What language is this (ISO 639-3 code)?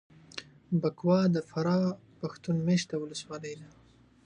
pus